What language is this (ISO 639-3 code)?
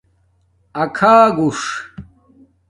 dmk